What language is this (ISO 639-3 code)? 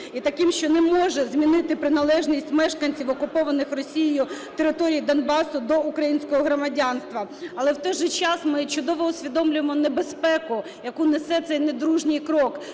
ukr